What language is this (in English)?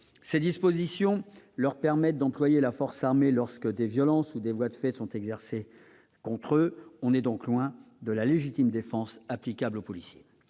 French